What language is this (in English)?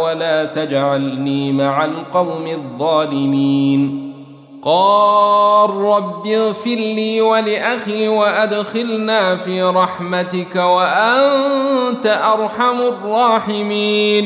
Arabic